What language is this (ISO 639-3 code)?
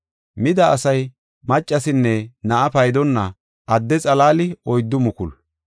gof